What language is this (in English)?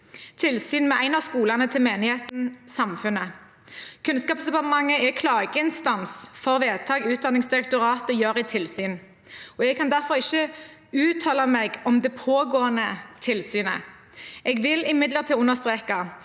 Norwegian